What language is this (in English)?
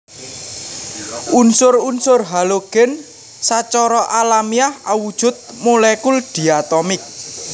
Javanese